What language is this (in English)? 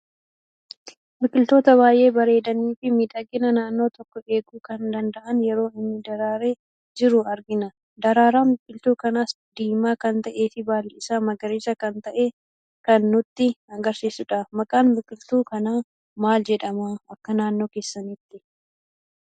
Oromo